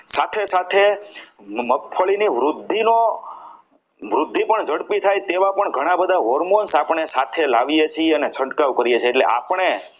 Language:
Gujarati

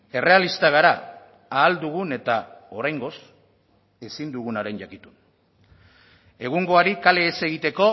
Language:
Basque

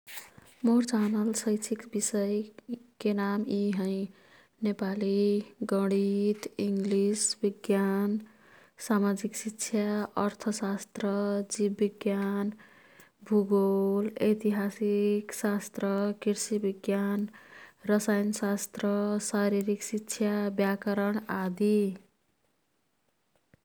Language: Kathoriya Tharu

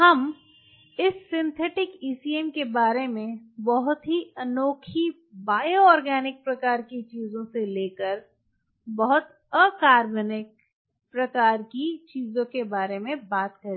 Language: Hindi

